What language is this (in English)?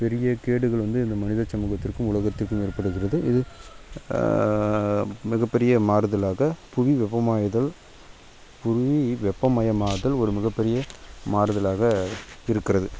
Tamil